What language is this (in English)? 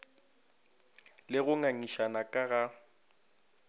Northern Sotho